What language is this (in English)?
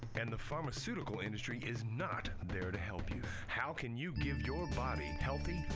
English